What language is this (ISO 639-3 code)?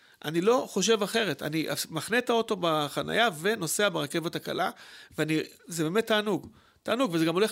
heb